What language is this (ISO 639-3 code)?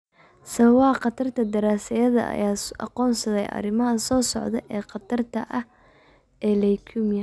som